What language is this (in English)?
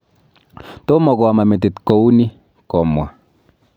Kalenjin